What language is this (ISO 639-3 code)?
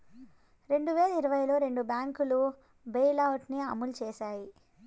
tel